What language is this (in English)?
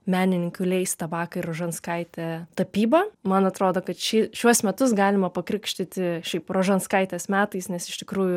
Lithuanian